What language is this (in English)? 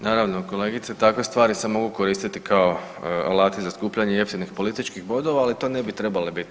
Croatian